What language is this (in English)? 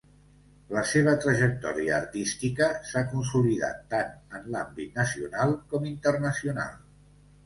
Catalan